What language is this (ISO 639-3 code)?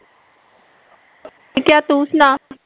pan